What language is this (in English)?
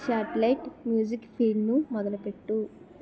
Telugu